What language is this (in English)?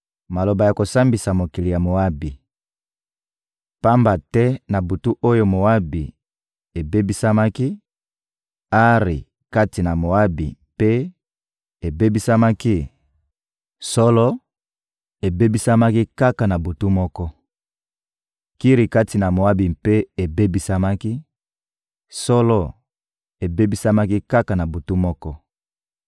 Lingala